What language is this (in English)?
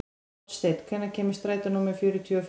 Icelandic